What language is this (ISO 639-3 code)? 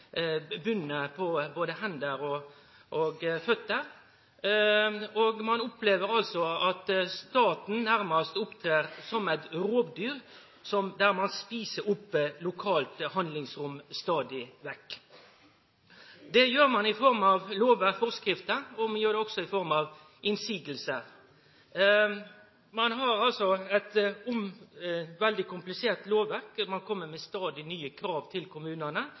nno